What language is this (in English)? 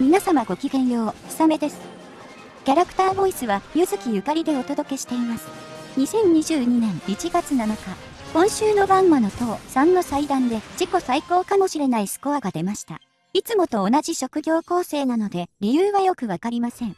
Japanese